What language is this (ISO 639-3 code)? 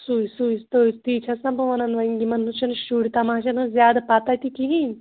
kas